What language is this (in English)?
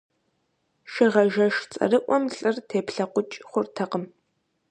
Kabardian